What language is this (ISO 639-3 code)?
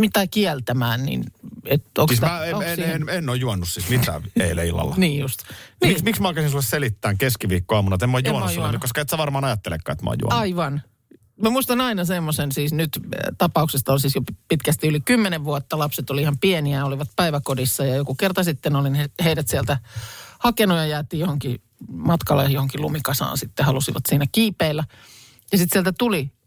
fin